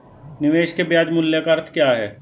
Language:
Hindi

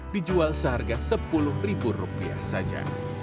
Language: Indonesian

